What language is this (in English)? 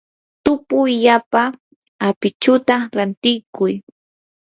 Yanahuanca Pasco Quechua